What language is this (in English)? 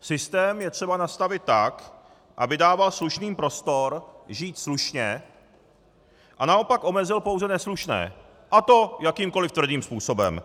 Czech